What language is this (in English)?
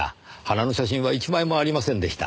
Japanese